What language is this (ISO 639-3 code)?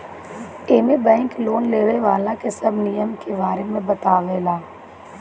bho